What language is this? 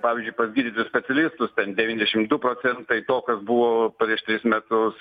Lithuanian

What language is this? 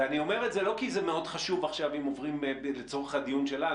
Hebrew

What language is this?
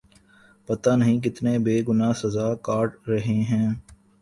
Urdu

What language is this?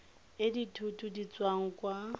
Tswana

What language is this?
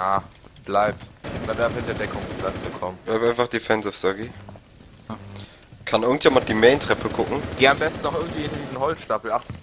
German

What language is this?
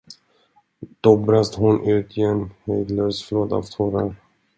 Swedish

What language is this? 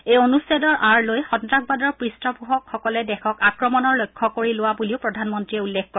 Assamese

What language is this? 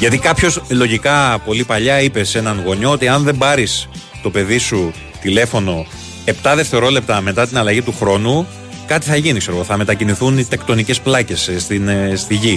Greek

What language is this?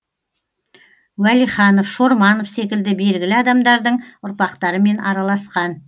Kazakh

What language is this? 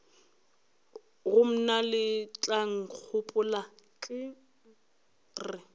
Northern Sotho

